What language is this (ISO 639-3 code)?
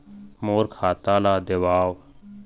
hne